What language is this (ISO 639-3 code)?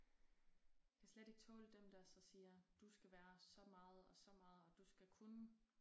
dan